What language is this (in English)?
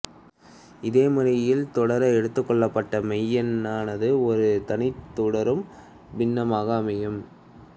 Tamil